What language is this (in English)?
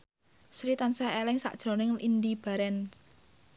Javanese